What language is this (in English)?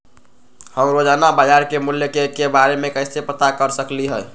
Magahi